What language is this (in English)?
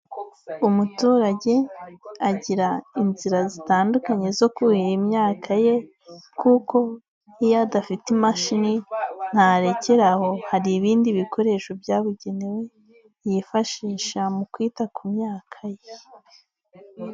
Kinyarwanda